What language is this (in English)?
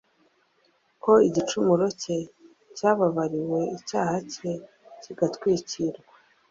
Kinyarwanda